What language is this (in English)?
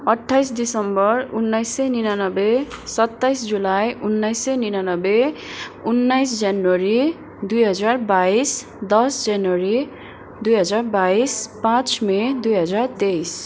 Nepali